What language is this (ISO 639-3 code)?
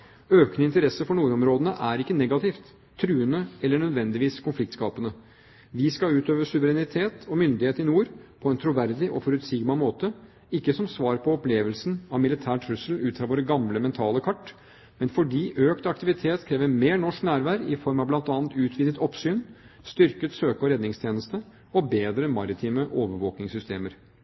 nob